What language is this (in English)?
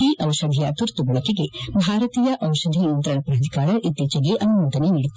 Kannada